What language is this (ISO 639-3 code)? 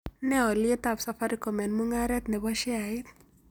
kln